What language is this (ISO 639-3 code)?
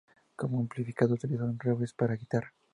spa